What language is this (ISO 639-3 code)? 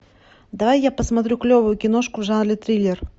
rus